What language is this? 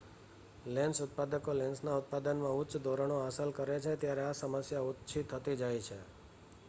Gujarati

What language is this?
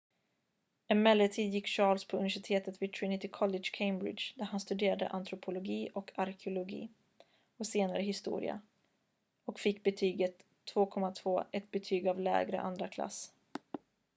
Swedish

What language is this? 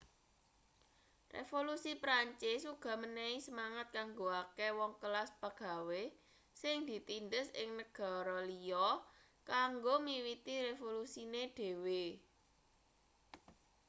Javanese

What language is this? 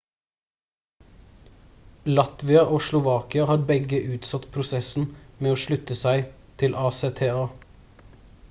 Norwegian Bokmål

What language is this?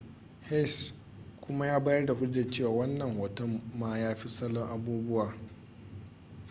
Hausa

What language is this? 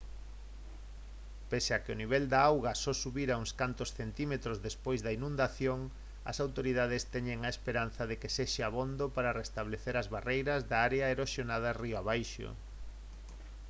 Galician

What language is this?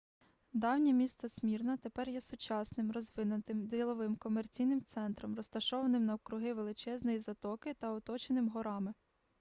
Ukrainian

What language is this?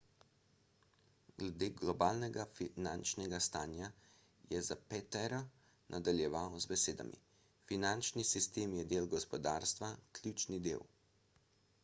Slovenian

